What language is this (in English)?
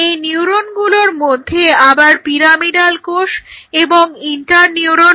Bangla